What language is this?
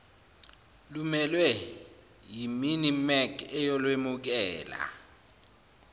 Zulu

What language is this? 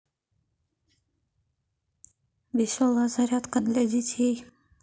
Russian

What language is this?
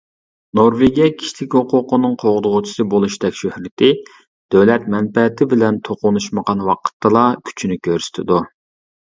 Uyghur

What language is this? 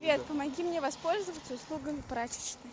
Russian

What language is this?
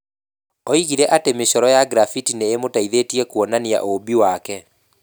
Kikuyu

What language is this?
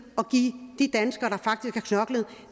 Danish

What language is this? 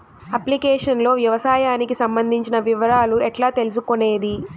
Telugu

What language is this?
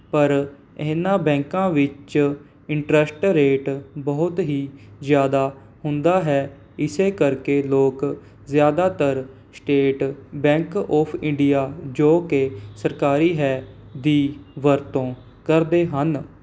Punjabi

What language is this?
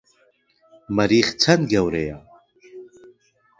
Central Kurdish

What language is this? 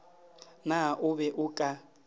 Northern Sotho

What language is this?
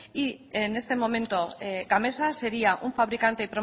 Spanish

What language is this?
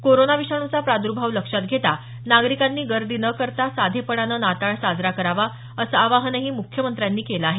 Marathi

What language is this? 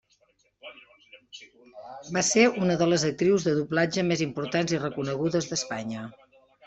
Catalan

